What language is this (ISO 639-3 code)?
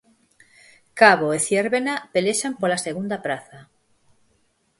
glg